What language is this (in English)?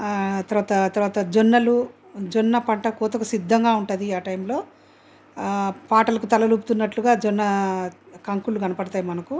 Telugu